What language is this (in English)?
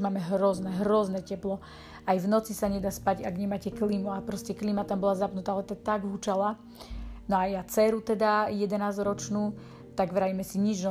Slovak